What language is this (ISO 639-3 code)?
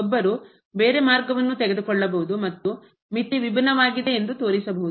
kan